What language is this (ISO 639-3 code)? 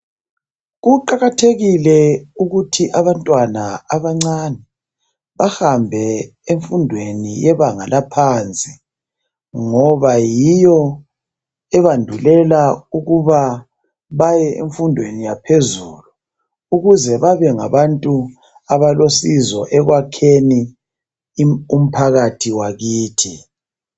nde